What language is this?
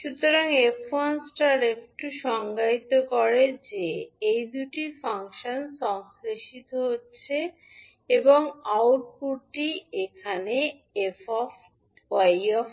Bangla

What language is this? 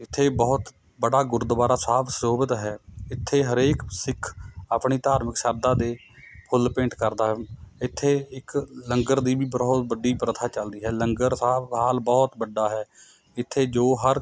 Punjabi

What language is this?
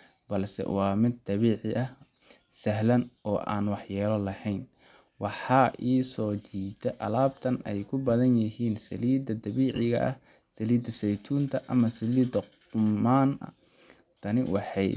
Somali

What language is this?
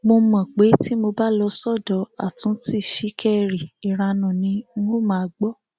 Yoruba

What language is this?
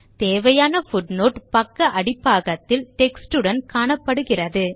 Tamil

